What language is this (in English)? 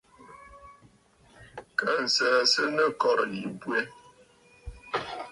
Bafut